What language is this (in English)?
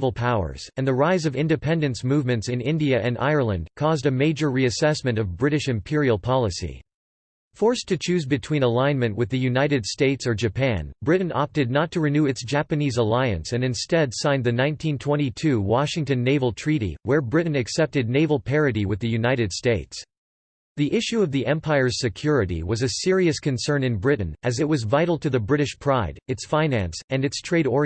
English